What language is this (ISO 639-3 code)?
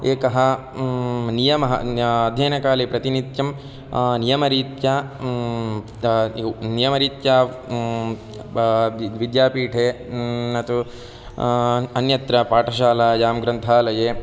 san